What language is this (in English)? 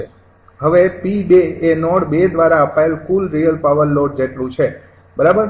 Gujarati